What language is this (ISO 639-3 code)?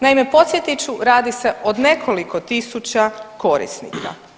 hrv